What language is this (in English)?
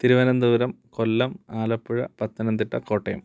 Sanskrit